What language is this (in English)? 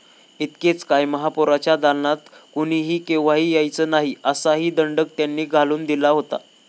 Marathi